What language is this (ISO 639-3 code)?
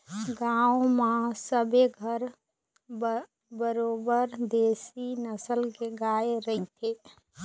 hne